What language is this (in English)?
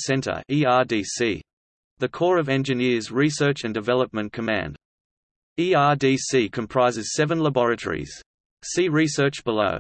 English